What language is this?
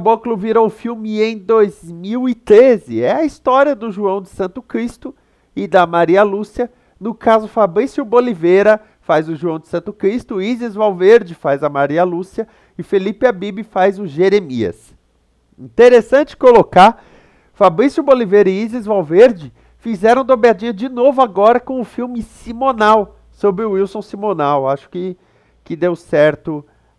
Portuguese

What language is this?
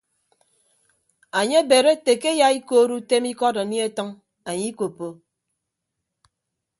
Ibibio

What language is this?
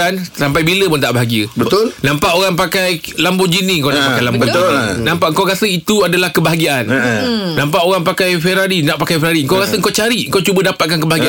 Malay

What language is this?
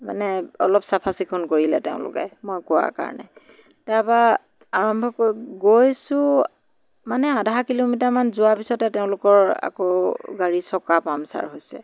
Assamese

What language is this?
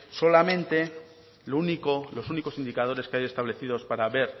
Spanish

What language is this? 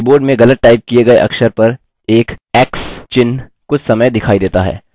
Hindi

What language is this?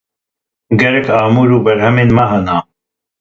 Kurdish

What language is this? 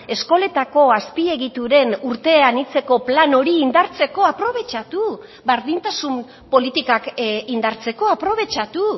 Basque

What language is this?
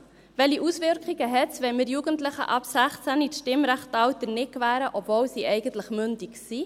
Swiss German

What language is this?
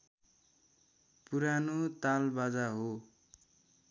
Nepali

